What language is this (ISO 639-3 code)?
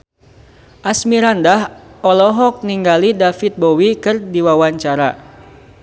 sun